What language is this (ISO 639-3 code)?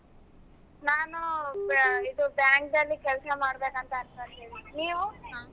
kan